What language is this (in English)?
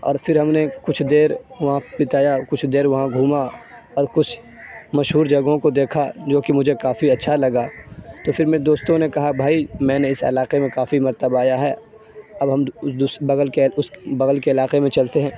Urdu